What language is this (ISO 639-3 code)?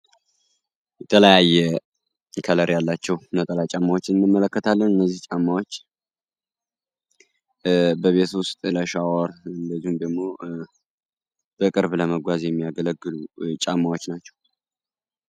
amh